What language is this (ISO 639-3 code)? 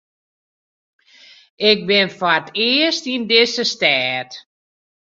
fry